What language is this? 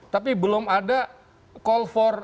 Indonesian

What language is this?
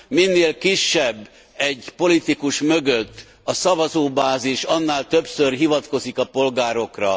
Hungarian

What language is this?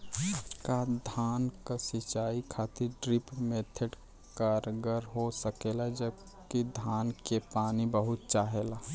Bhojpuri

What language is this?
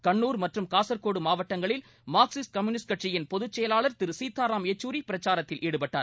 Tamil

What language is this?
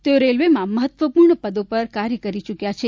Gujarati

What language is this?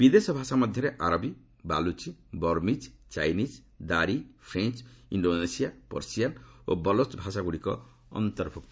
Odia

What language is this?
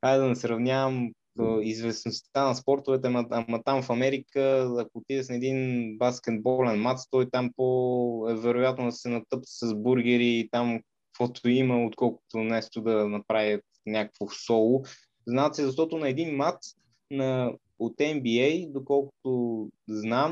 Bulgarian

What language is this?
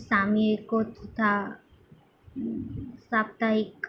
Gujarati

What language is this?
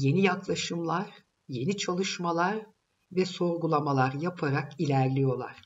Turkish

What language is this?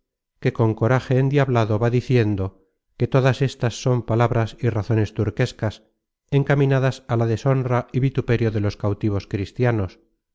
Spanish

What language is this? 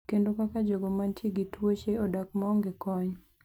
Luo (Kenya and Tanzania)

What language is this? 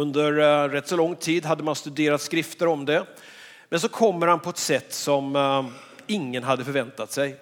Swedish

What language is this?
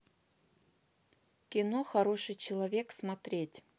Russian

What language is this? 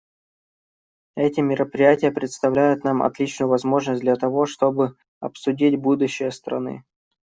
Russian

